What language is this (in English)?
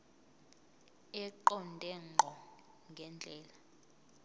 Zulu